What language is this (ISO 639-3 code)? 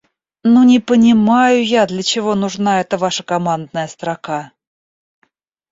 rus